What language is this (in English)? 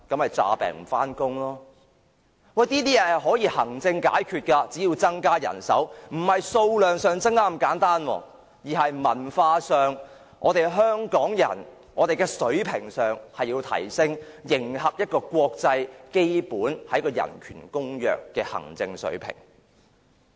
Cantonese